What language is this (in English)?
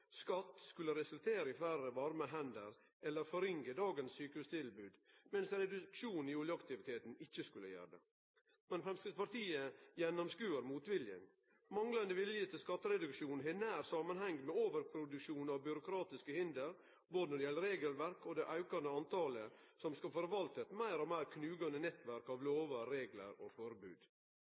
Norwegian Nynorsk